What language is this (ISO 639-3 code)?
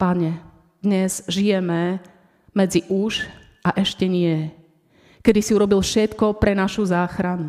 slk